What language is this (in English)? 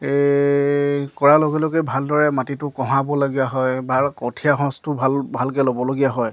Assamese